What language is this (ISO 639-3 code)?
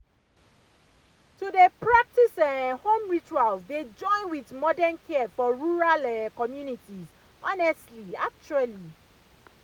pcm